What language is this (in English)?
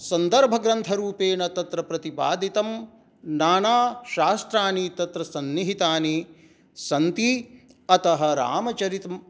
Sanskrit